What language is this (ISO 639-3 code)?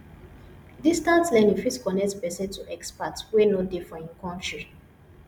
pcm